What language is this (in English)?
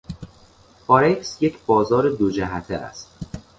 Persian